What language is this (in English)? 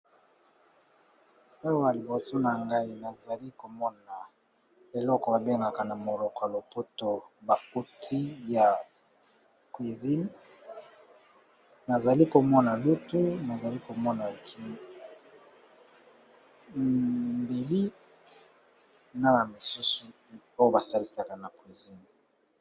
Lingala